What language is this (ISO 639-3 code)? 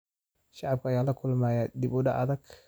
som